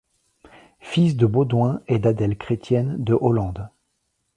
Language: French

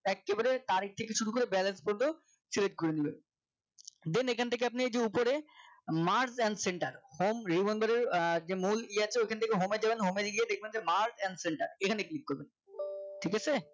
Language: Bangla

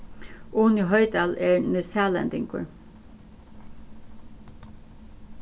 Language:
Faroese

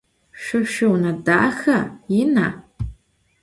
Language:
Adyghe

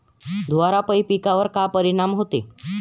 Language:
Marathi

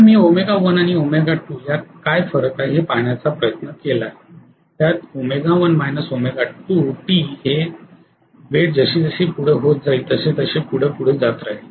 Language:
Marathi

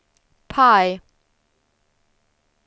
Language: Swedish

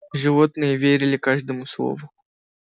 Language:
Russian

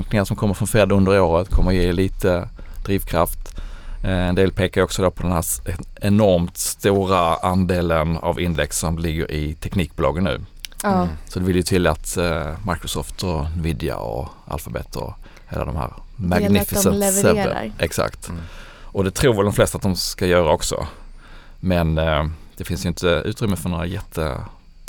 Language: Swedish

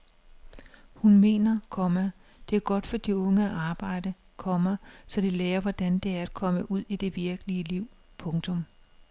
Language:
Danish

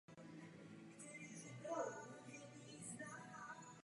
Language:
Czech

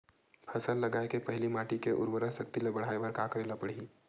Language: Chhattisgarhi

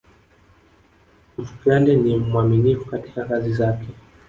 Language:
Swahili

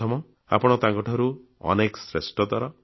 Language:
Odia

